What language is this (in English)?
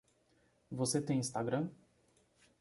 Portuguese